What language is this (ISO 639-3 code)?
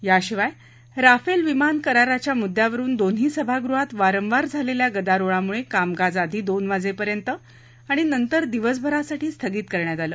mar